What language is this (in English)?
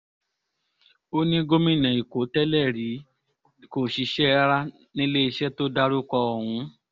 Yoruba